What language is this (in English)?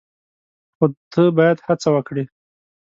Pashto